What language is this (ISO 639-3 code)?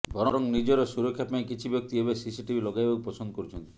ori